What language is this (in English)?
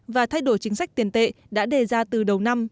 Vietnamese